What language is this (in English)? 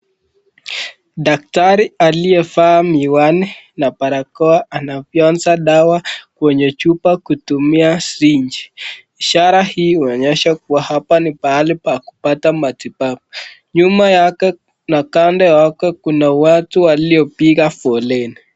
Swahili